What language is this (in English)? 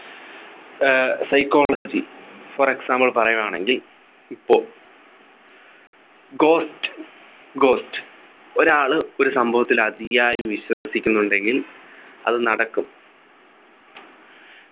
Malayalam